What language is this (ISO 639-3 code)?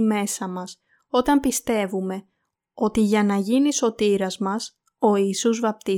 ell